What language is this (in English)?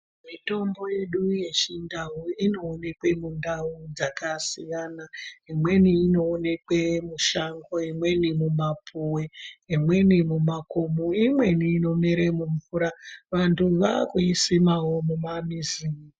Ndau